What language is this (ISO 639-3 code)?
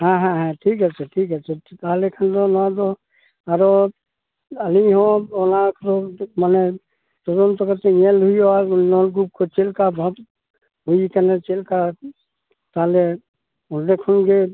sat